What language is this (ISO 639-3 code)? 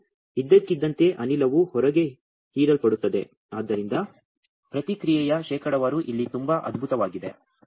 kan